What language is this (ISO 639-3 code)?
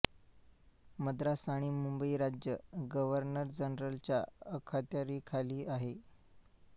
mar